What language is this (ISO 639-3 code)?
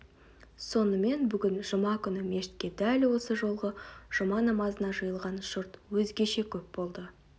kaz